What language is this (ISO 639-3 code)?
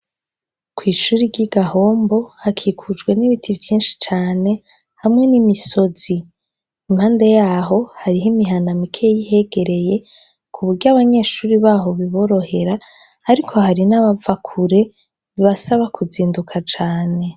run